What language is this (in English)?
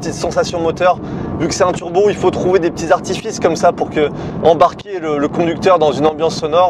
French